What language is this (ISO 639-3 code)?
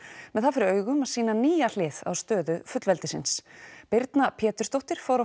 isl